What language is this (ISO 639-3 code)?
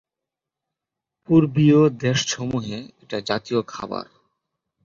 ben